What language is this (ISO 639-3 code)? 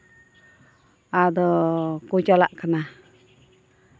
sat